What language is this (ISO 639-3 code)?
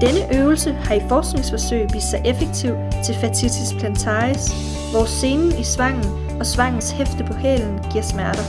dan